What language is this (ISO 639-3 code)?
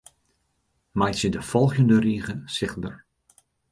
fry